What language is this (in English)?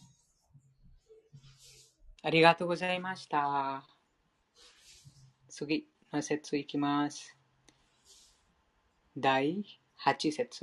Japanese